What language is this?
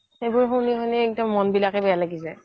Assamese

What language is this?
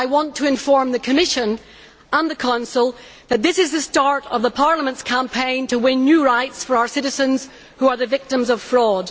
English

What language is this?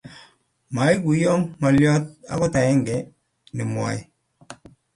Kalenjin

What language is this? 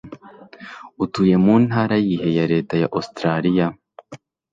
Kinyarwanda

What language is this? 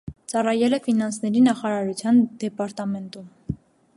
Armenian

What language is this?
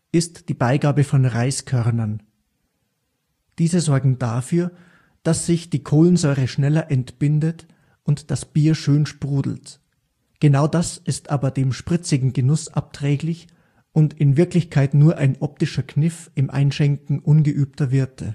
German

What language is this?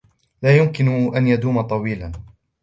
Arabic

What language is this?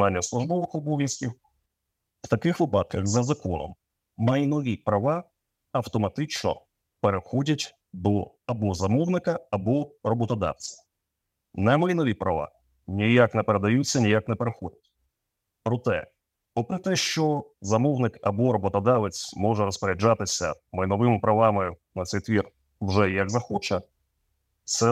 Ukrainian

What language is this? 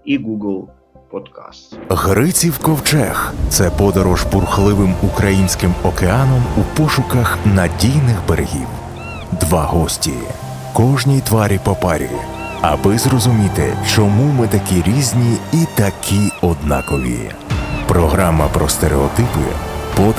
Ukrainian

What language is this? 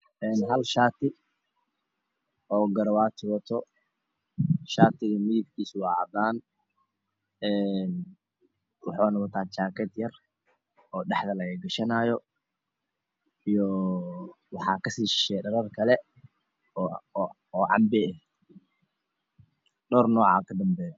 Somali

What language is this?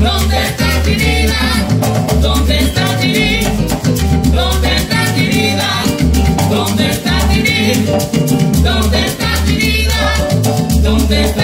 Romanian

